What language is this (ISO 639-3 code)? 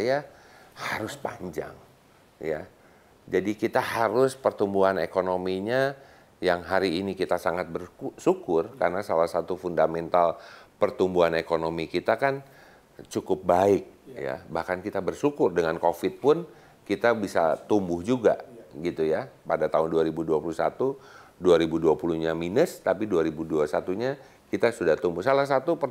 ind